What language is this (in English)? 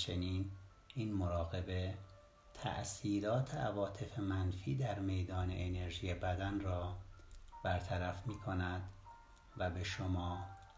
Persian